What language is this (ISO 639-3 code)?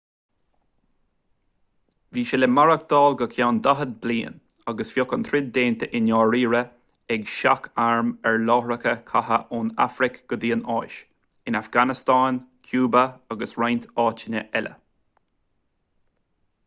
gle